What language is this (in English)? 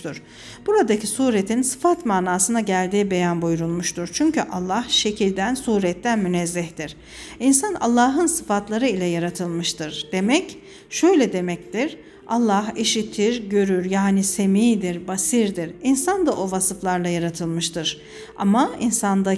Turkish